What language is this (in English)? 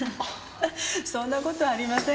Japanese